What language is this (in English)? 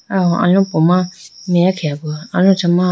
Idu-Mishmi